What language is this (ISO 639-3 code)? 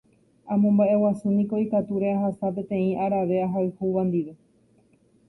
grn